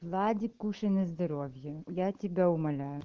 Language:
Russian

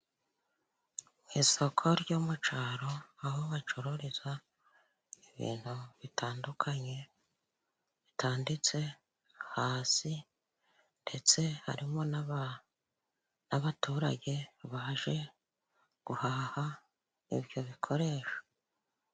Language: Kinyarwanda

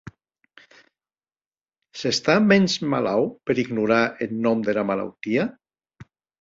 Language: Occitan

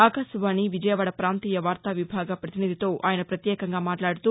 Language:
Telugu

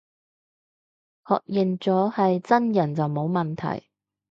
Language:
Cantonese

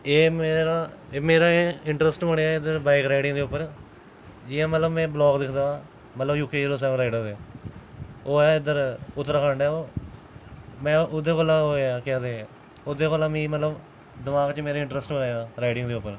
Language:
Dogri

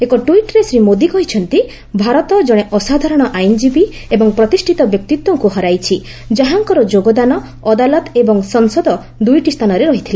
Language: Odia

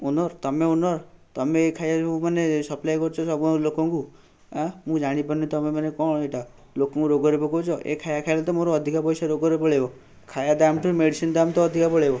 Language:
Odia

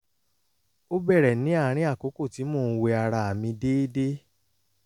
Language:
Yoruba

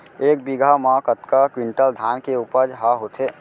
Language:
Chhattisgarhi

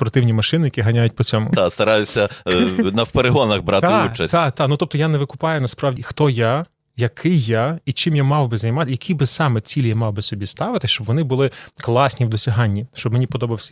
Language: Ukrainian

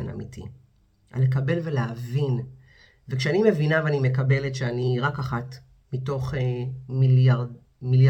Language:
Hebrew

